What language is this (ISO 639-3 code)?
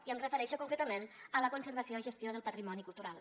cat